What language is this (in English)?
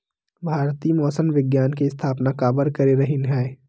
Chhattisgarhi